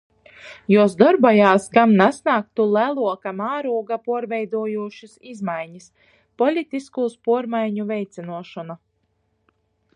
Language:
Latgalian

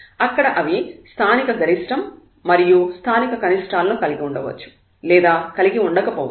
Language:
Telugu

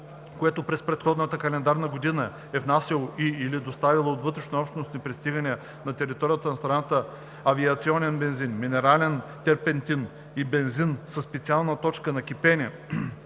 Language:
Bulgarian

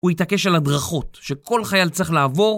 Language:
Hebrew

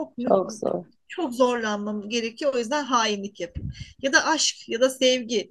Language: Turkish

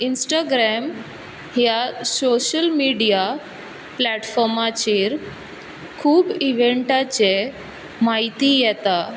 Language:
Konkani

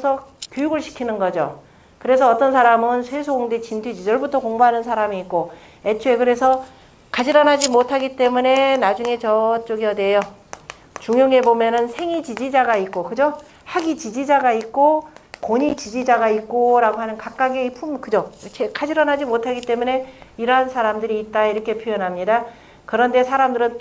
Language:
Korean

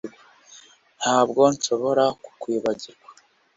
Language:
Kinyarwanda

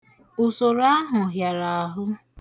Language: Igbo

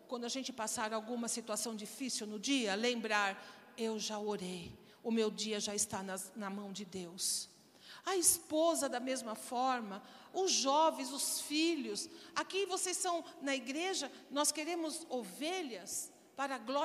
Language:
Portuguese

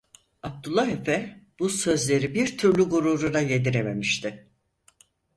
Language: Turkish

